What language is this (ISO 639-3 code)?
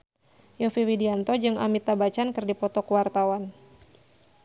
sun